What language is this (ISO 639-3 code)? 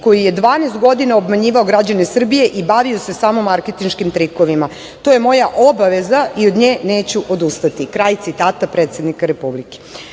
srp